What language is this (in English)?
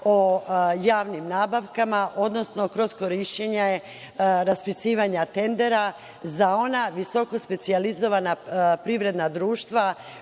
Serbian